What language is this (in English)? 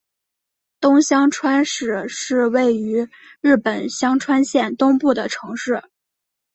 Chinese